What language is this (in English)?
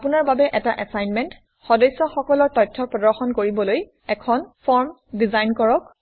Assamese